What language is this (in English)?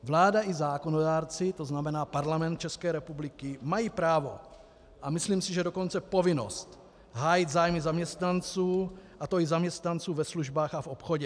Czech